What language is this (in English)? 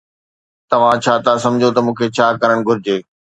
Sindhi